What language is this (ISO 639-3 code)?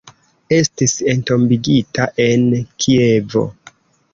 epo